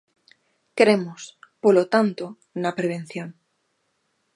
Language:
Galician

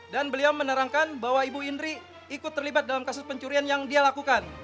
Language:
Indonesian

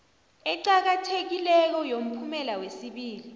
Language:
South Ndebele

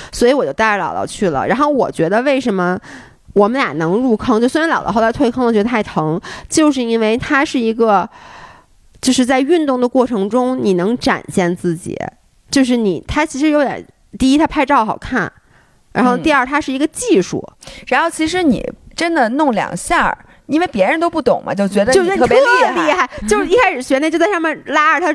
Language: Chinese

